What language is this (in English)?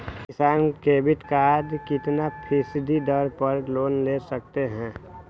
Magahi